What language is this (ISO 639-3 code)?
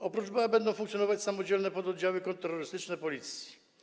pol